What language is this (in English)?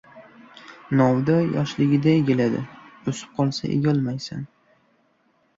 Uzbek